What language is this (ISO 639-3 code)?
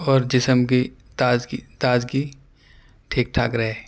urd